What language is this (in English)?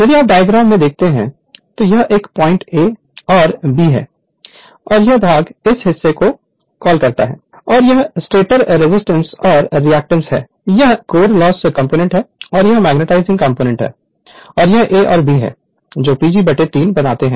Hindi